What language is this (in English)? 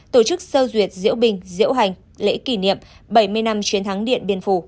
Vietnamese